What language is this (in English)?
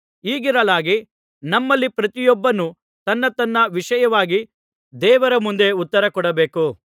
Kannada